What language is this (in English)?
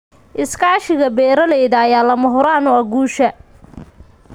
Somali